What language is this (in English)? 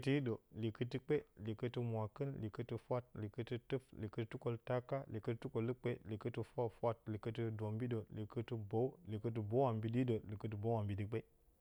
Bacama